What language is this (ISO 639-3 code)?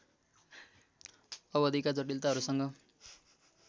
nep